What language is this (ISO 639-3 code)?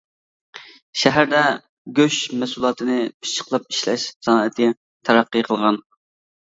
uig